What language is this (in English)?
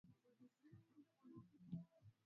Swahili